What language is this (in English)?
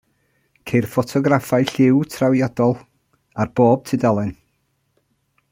Welsh